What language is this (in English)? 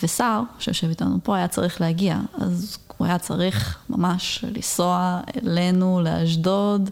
Hebrew